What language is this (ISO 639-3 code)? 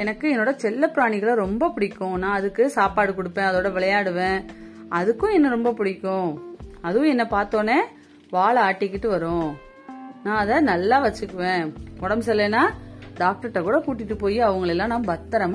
tam